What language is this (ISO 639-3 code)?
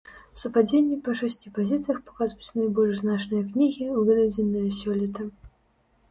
bel